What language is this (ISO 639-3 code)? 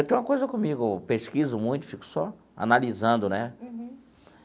por